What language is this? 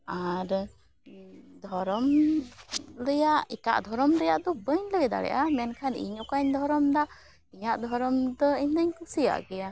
Santali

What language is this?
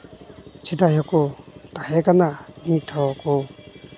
Santali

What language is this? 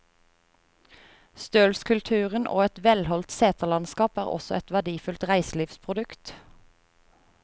Norwegian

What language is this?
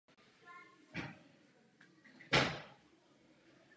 Czech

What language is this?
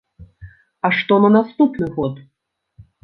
Belarusian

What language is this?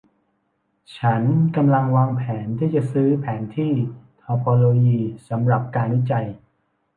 Thai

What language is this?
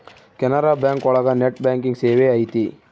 Kannada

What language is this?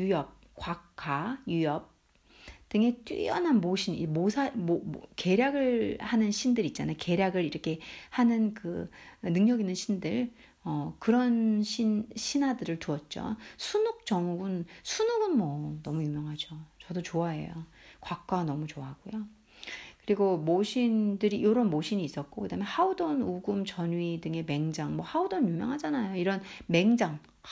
Korean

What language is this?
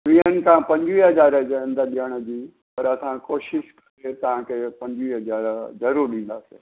Sindhi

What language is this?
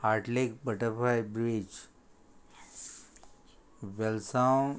Konkani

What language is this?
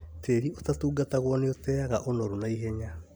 Kikuyu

